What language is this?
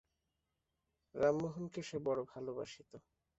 Bangla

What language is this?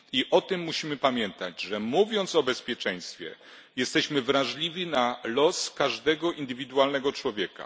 Polish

